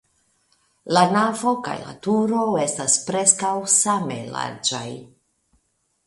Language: Esperanto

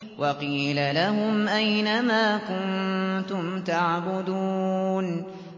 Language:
Arabic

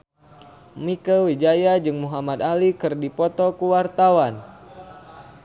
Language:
Sundanese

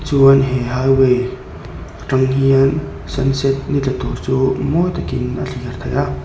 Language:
Mizo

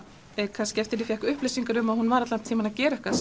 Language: Icelandic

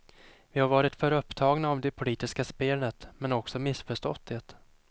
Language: Swedish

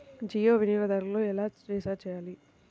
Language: Telugu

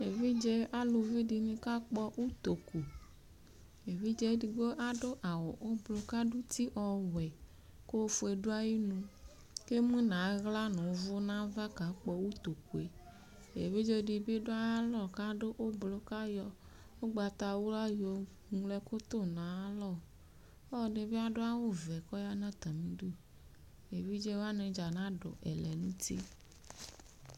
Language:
Ikposo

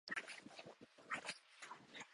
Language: Japanese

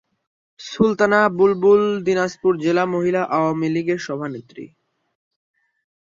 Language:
Bangla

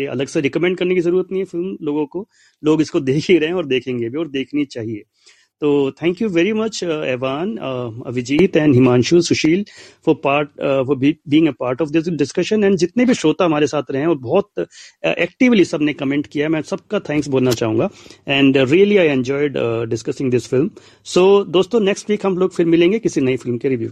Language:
Hindi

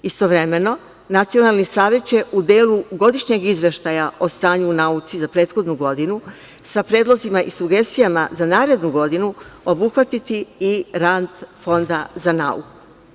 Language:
Serbian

